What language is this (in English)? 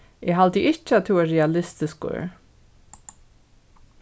Faroese